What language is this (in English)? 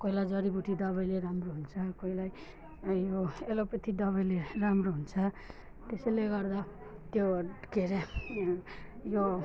Nepali